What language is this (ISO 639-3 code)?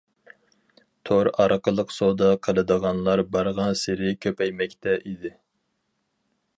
uig